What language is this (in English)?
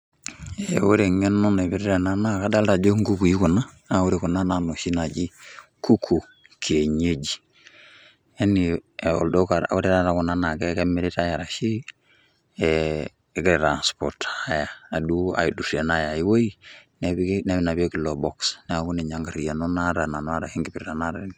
Masai